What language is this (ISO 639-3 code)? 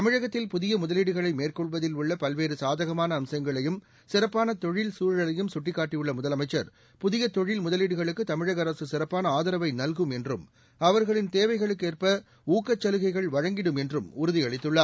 tam